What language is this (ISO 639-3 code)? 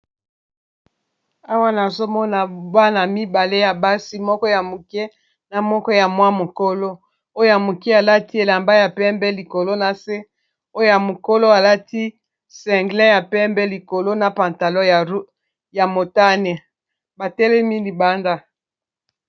lin